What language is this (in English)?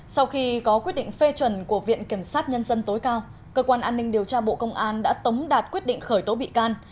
Vietnamese